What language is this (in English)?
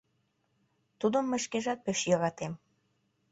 Mari